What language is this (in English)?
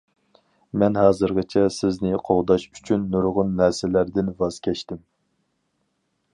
Uyghur